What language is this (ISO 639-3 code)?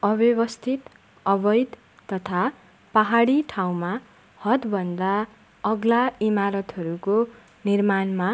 nep